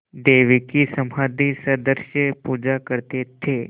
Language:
Hindi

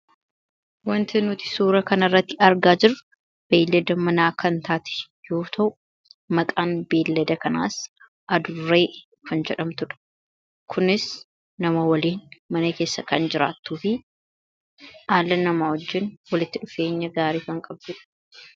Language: Oromo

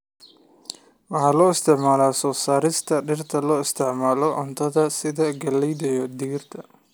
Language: Somali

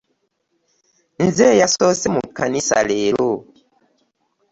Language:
Ganda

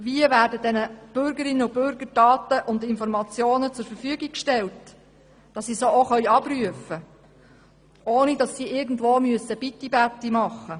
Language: Swiss German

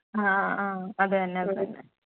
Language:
Malayalam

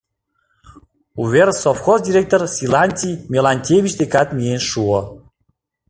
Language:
Mari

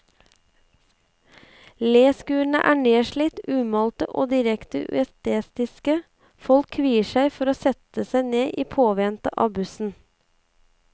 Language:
Norwegian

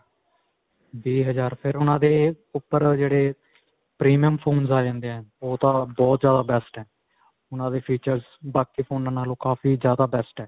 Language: Punjabi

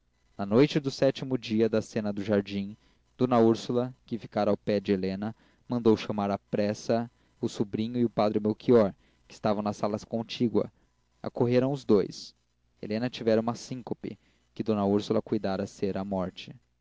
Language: Portuguese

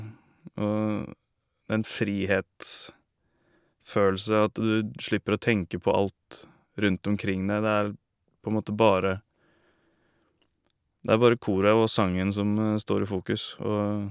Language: Norwegian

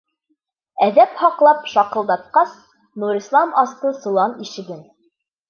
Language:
Bashkir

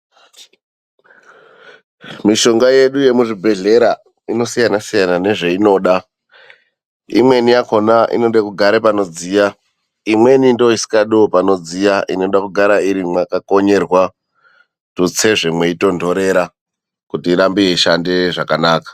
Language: Ndau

